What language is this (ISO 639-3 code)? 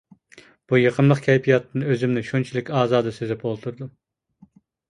uig